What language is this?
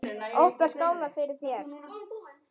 Icelandic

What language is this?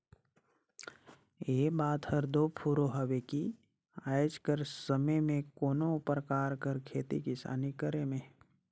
Chhattisgarhi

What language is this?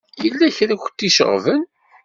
Kabyle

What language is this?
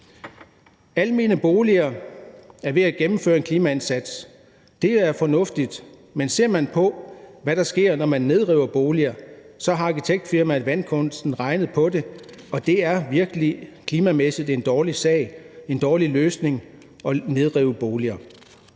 Danish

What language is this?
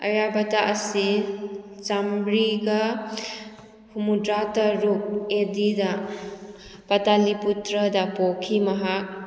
Manipuri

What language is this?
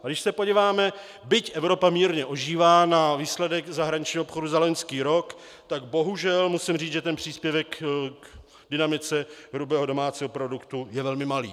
Czech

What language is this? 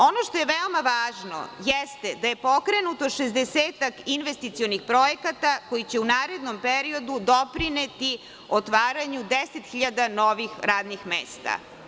Serbian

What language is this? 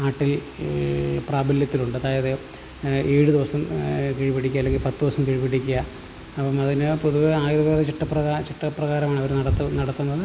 Malayalam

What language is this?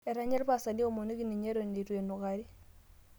Masai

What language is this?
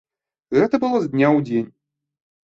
Belarusian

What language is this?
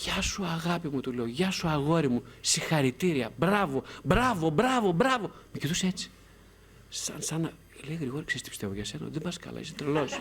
Greek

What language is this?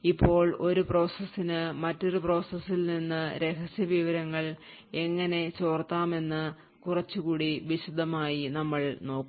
Malayalam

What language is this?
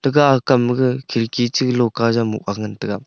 Wancho Naga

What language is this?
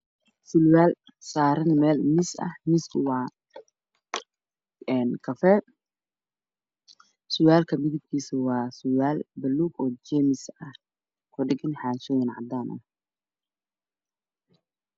Somali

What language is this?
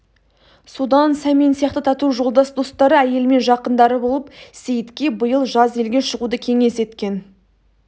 Kazakh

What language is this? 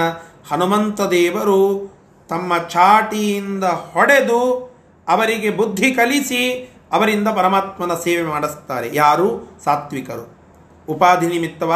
Kannada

